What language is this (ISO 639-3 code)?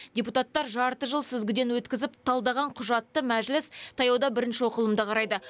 kaz